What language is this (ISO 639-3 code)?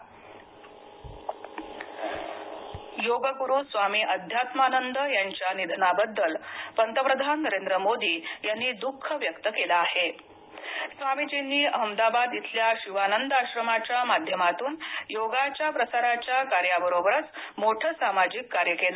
mar